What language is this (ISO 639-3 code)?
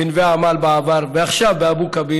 heb